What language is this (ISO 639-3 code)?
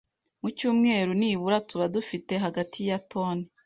kin